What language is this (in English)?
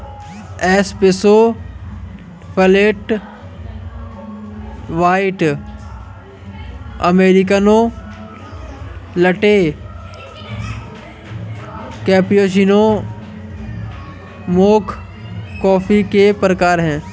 Hindi